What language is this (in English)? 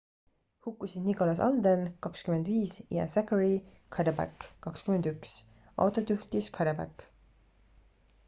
Estonian